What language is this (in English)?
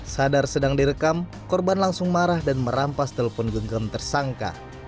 Indonesian